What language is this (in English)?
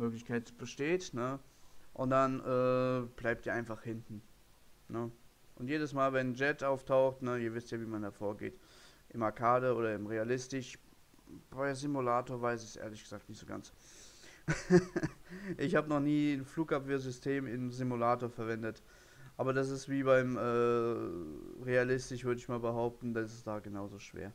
German